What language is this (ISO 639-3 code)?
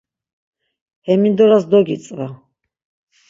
lzz